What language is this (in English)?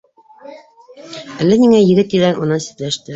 Bashkir